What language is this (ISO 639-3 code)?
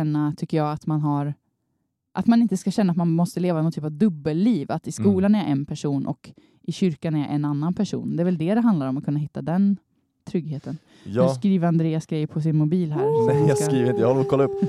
swe